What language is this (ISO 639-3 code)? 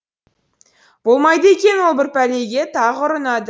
kaz